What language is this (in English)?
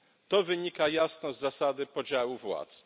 Polish